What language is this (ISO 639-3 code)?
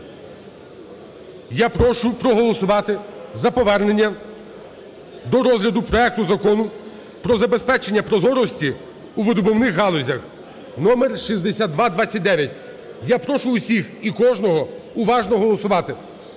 ukr